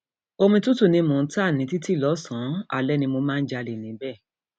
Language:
Yoruba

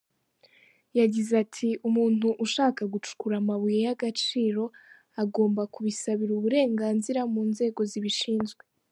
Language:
Kinyarwanda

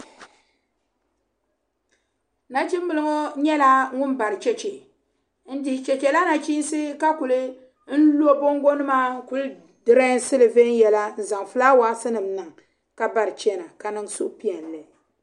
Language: Dagbani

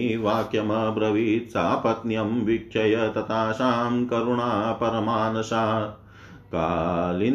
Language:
Hindi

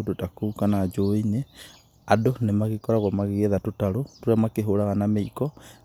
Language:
Kikuyu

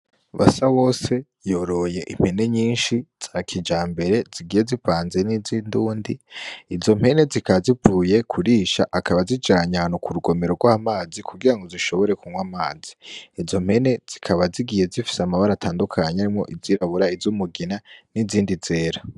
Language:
Rundi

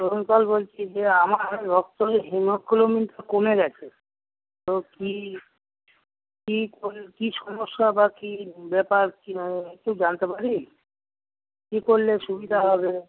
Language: Bangla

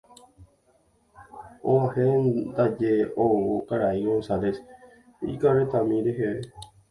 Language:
Guarani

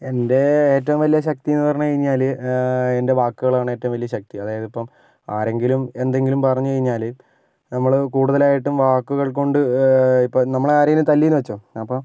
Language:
Malayalam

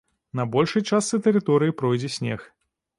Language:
Belarusian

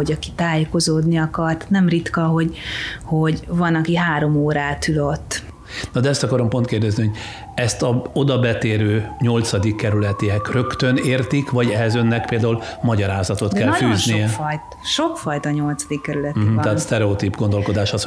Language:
Hungarian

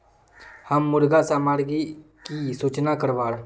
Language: Magahi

